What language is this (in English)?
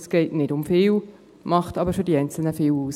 Swiss German